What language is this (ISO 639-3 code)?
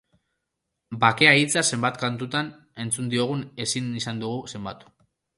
eus